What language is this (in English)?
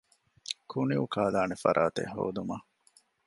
Divehi